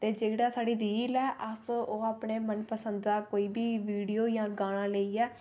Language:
Dogri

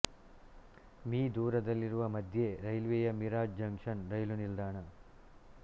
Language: Kannada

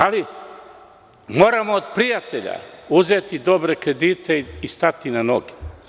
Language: Serbian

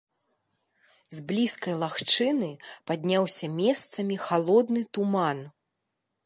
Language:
Belarusian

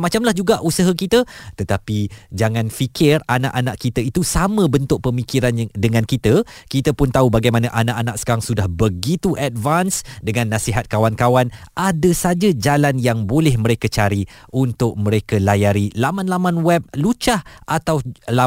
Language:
Malay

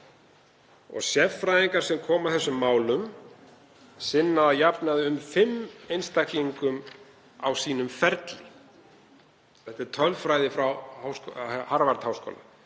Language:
Icelandic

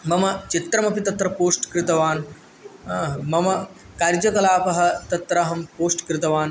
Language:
Sanskrit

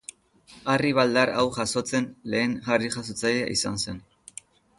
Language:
Basque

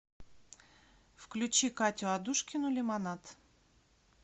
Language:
Russian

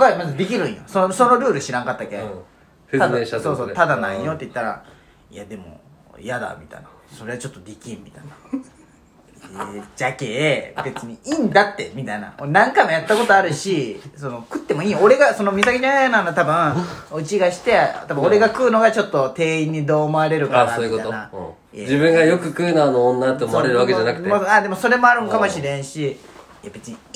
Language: Japanese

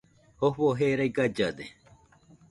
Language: Nüpode Huitoto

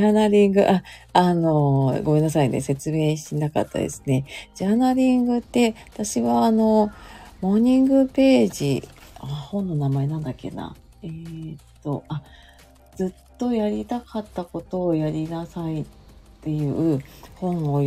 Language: Japanese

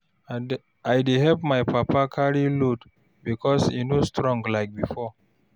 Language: Nigerian Pidgin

